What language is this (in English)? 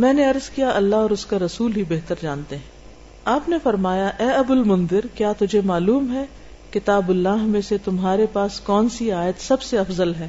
Urdu